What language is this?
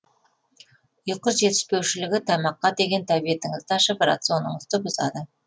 Kazakh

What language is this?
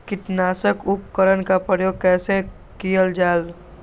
Magahi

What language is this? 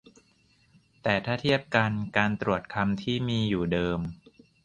Thai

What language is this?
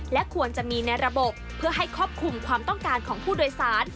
Thai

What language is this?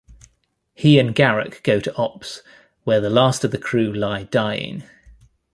English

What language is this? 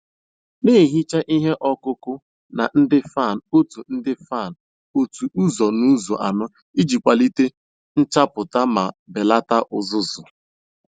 Igbo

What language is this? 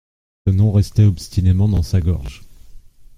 French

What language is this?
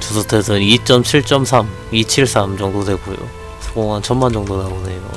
Korean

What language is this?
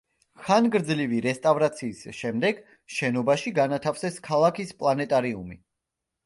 Georgian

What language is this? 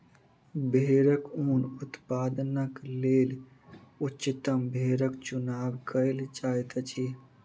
Maithili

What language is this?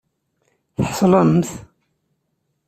Kabyle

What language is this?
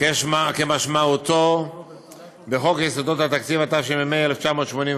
Hebrew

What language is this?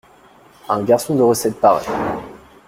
French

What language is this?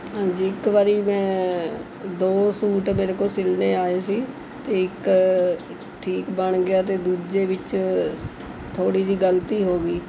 Punjabi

